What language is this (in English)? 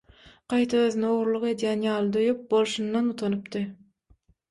Turkmen